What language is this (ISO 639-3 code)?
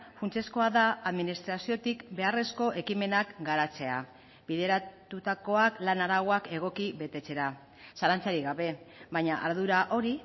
eus